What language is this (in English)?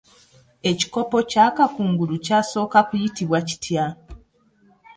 Ganda